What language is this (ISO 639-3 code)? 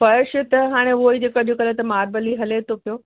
snd